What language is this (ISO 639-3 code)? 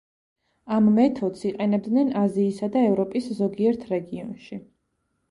kat